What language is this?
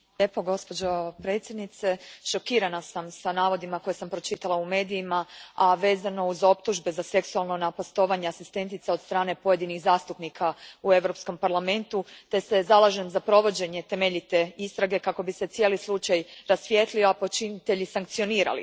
Croatian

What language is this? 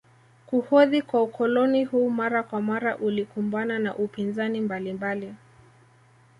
Swahili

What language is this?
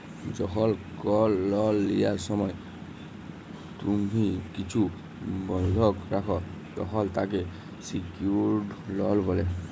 Bangla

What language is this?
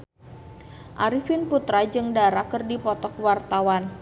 Sundanese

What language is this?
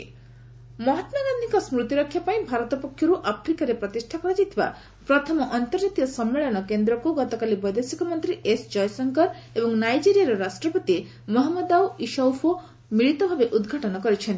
Odia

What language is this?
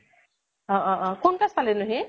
Assamese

